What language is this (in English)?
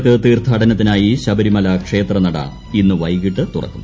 Malayalam